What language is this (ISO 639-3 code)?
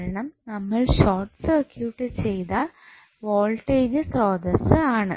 mal